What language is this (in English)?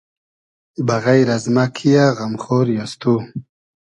Hazaragi